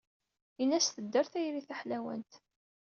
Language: Kabyle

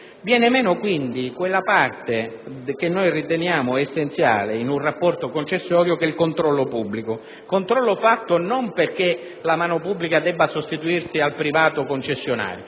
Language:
Italian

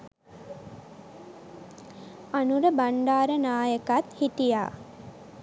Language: Sinhala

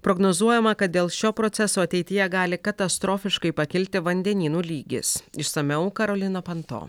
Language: Lithuanian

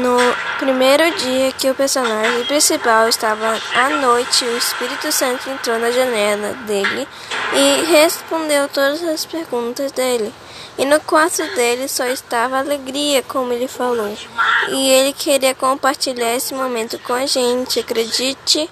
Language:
Portuguese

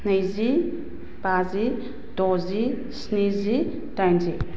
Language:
Bodo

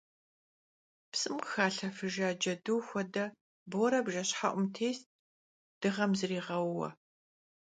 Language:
Kabardian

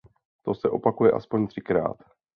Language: Czech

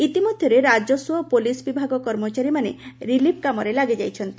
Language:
Odia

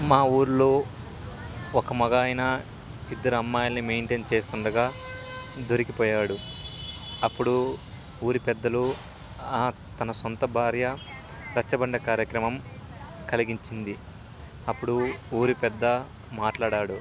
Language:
Telugu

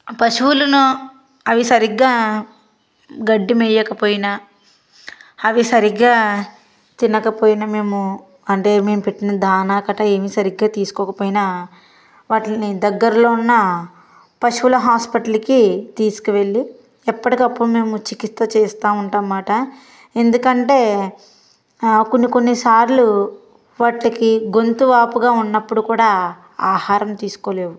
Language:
Telugu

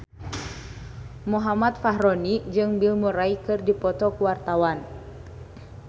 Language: Sundanese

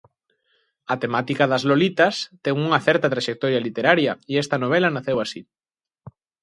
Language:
Galician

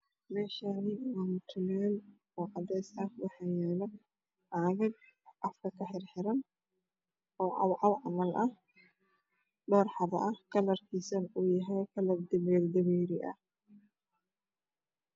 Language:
Somali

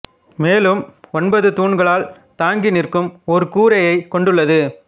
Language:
Tamil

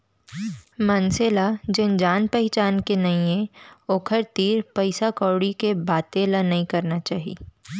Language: Chhattisgarhi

